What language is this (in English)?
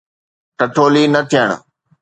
Sindhi